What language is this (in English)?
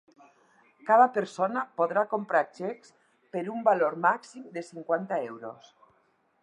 Catalan